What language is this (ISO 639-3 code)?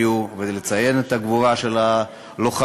heb